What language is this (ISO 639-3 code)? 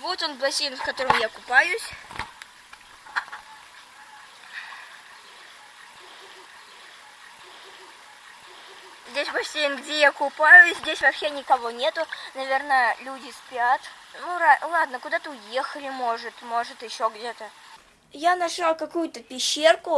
rus